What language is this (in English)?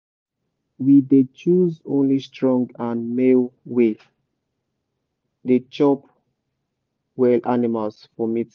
Nigerian Pidgin